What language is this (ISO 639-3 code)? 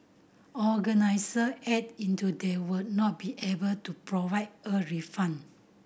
eng